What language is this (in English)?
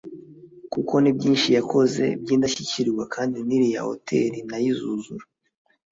Kinyarwanda